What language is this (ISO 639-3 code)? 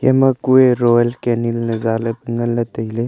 nnp